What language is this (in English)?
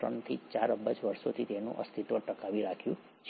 Gujarati